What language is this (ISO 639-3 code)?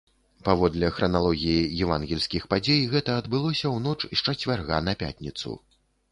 bel